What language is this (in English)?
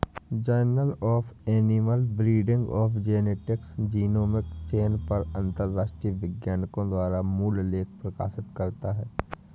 Hindi